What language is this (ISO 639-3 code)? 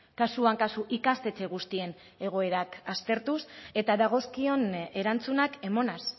eus